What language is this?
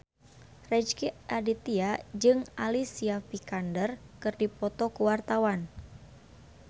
Sundanese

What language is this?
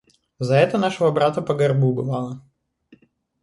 Russian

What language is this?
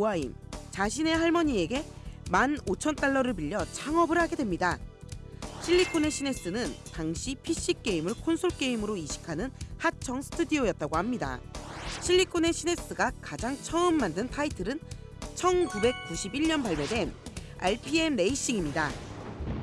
Korean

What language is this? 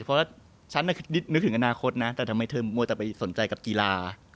Thai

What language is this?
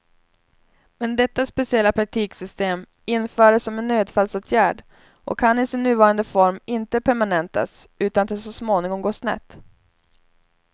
Swedish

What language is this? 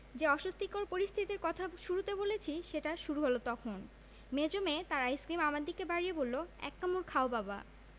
Bangla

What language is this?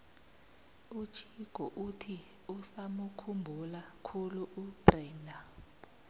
South Ndebele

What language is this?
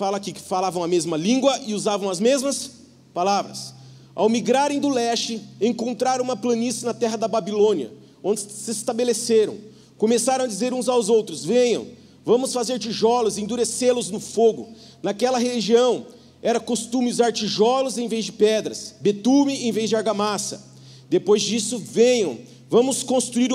Portuguese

